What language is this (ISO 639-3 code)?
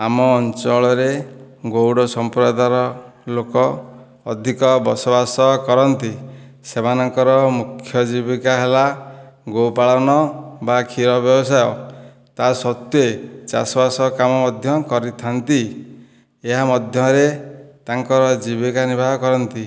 ori